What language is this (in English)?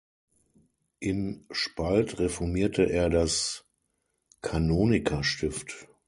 German